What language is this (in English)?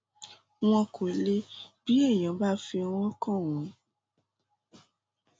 Yoruba